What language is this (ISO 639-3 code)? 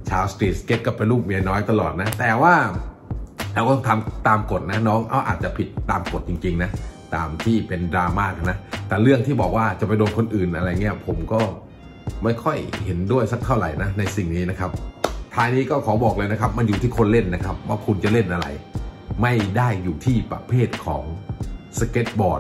tha